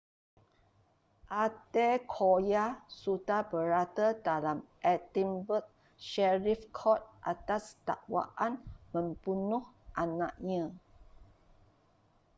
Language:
Malay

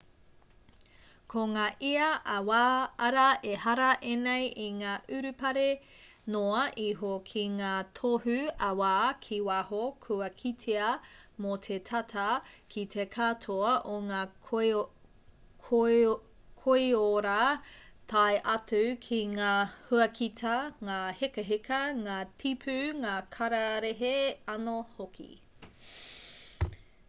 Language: Māori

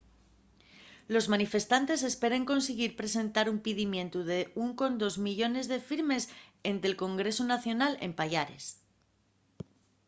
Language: Asturian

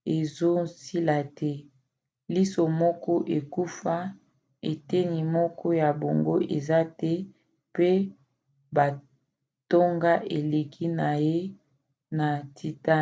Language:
Lingala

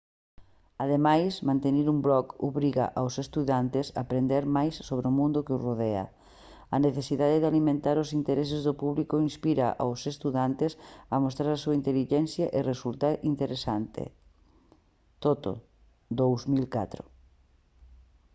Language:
Galician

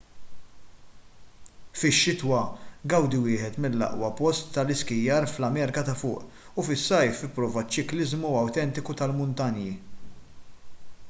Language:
Maltese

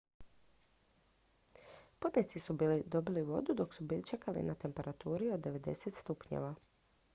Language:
Croatian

